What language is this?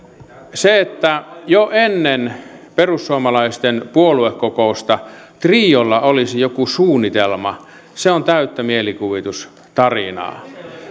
Finnish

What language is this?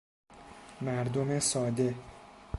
Persian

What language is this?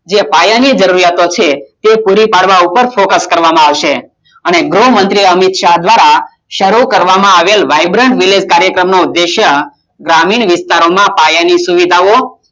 Gujarati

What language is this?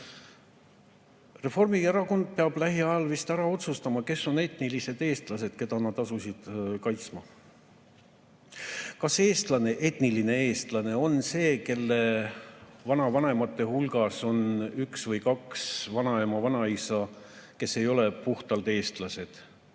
Estonian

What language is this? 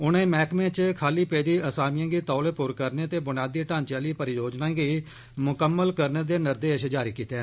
Dogri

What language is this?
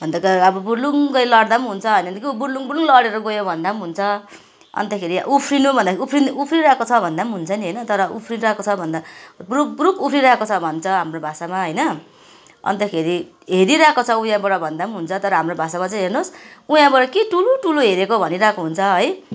Nepali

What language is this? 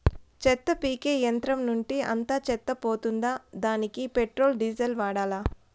Telugu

